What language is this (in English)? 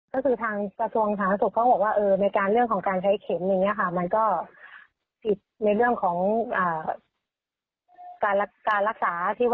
Thai